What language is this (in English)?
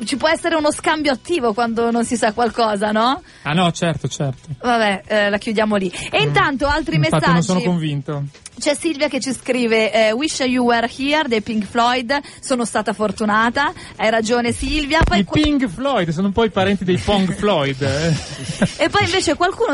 Italian